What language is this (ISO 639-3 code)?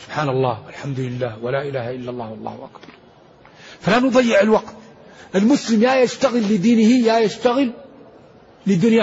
ara